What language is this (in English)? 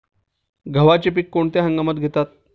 Marathi